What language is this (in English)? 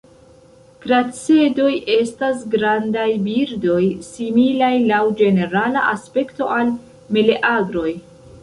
Esperanto